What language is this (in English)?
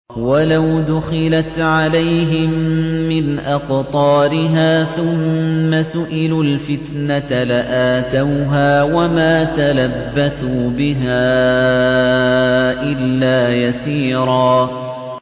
Arabic